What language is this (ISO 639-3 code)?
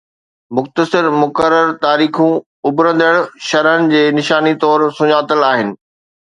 snd